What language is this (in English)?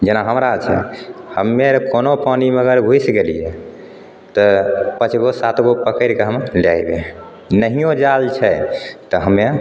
Maithili